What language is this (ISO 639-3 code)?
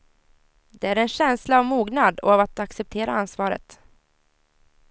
swe